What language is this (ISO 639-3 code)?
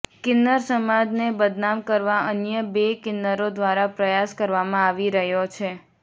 guj